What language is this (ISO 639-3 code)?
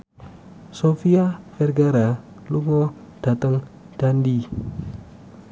jav